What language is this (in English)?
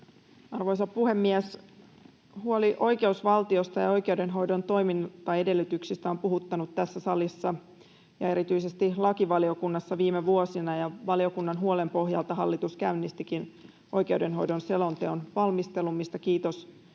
Finnish